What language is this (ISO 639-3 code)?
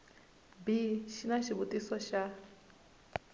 tso